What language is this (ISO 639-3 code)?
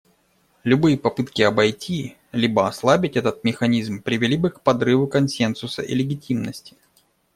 rus